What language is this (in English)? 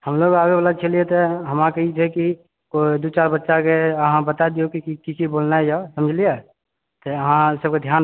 Maithili